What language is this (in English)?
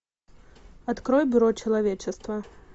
Russian